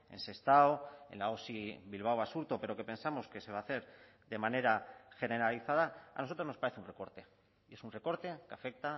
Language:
Spanish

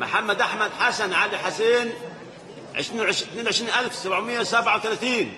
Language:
Arabic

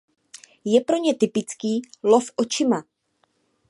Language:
Czech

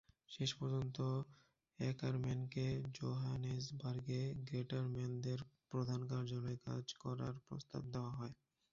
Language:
Bangla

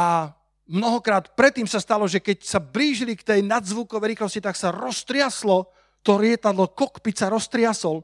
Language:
Slovak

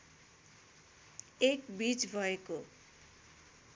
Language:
Nepali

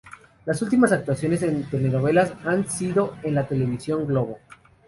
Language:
Spanish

